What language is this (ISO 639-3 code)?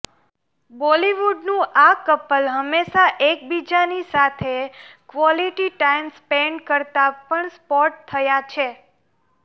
guj